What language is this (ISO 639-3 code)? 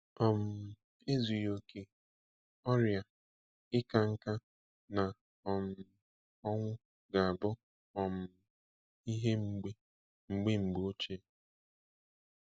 ibo